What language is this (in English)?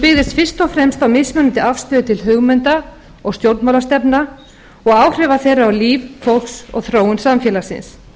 Icelandic